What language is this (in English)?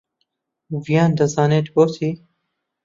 Central Kurdish